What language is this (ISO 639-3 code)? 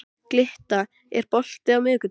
isl